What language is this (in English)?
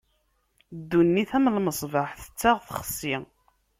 Kabyle